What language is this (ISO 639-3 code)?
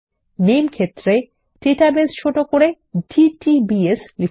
ben